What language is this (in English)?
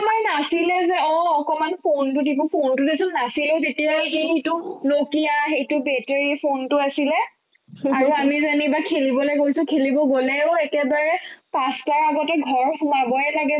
Assamese